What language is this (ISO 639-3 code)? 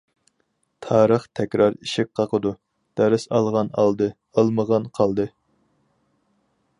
uig